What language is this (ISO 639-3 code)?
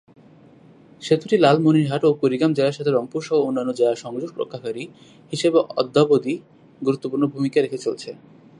ben